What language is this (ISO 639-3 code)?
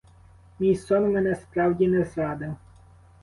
ukr